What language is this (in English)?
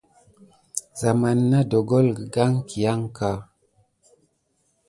Gidar